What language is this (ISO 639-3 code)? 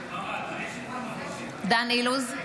heb